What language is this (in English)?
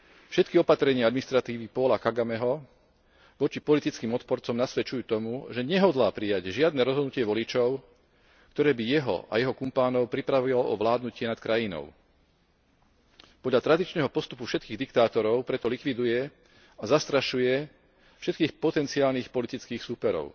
Slovak